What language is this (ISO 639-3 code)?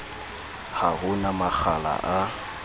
sot